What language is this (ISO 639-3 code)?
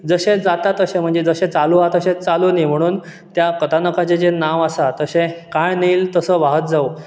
kok